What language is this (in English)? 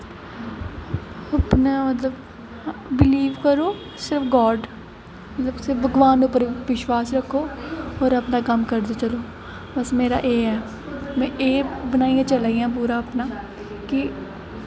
Dogri